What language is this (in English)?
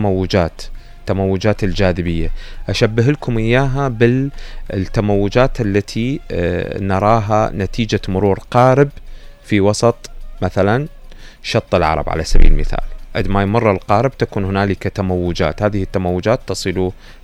Arabic